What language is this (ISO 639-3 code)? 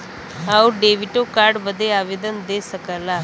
bho